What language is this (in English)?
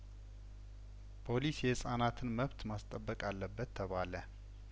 Amharic